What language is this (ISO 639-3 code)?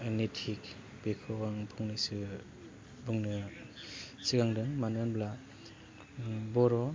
brx